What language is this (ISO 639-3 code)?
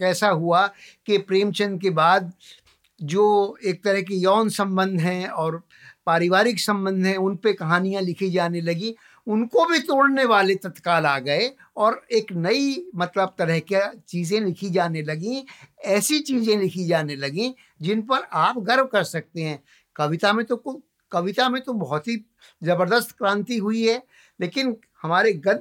hin